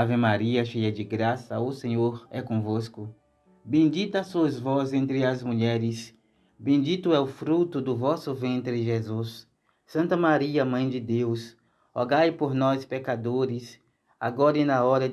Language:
Portuguese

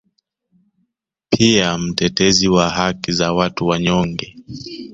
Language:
Swahili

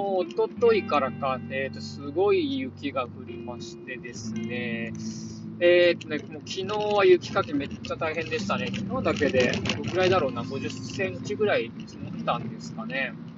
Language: Japanese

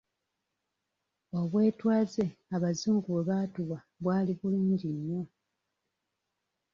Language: Ganda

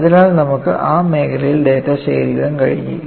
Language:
Malayalam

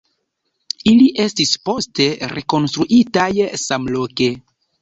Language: Esperanto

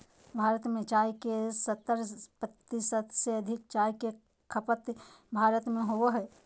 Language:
Magahi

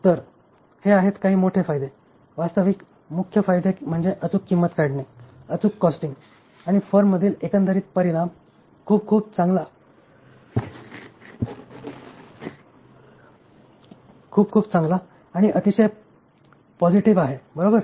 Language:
Marathi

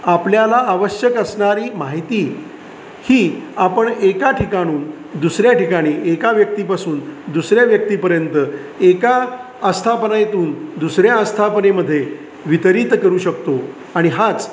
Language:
Marathi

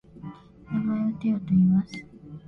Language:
Japanese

